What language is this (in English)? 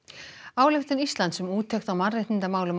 Icelandic